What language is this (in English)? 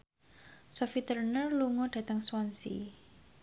Javanese